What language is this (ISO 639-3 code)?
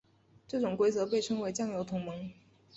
zho